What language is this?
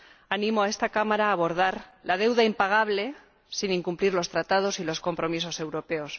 Spanish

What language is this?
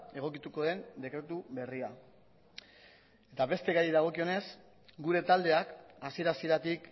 Basque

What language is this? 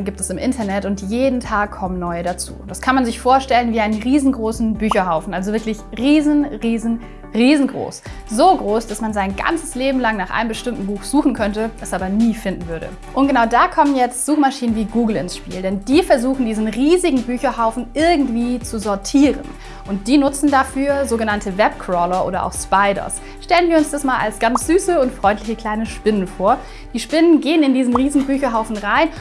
German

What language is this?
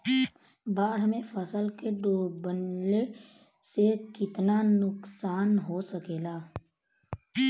Bhojpuri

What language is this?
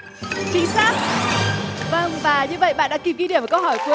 Vietnamese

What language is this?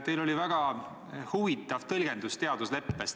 Estonian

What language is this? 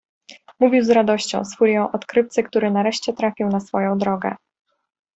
Polish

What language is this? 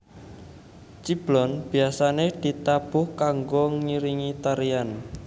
Javanese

